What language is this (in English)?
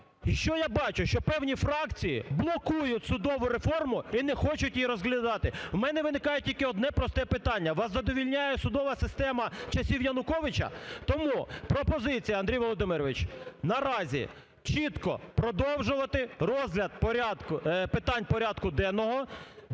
Ukrainian